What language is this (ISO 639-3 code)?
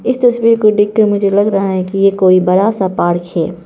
hin